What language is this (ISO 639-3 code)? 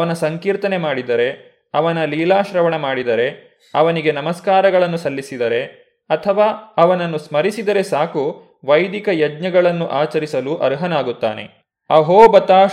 kan